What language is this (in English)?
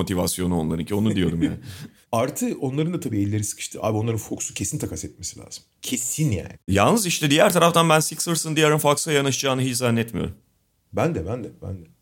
Turkish